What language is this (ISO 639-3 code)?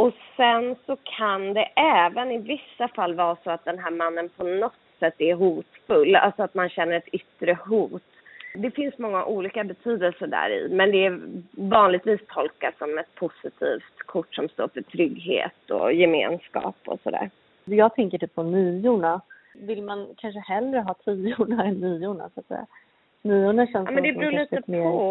swe